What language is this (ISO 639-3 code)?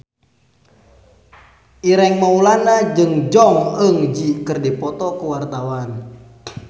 sun